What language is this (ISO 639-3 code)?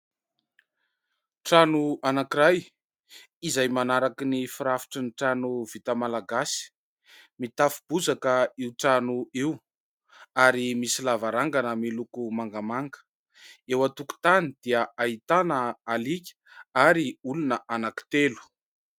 mlg